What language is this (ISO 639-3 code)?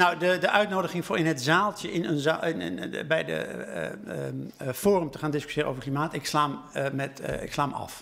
nld